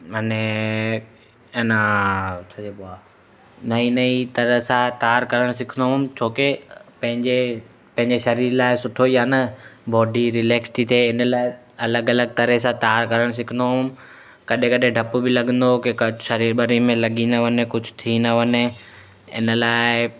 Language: Sindhi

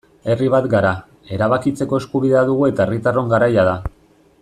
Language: Basque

